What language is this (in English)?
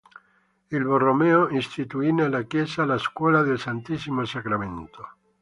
Italian